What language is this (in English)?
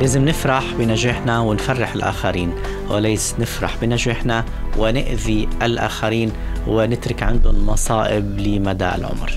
Arabic